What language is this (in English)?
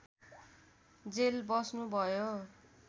Nepali